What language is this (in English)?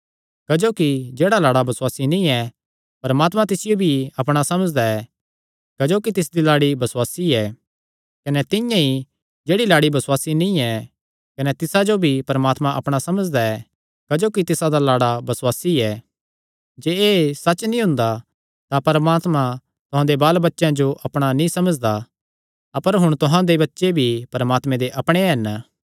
Kangri